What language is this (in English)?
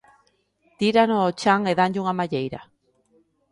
Galician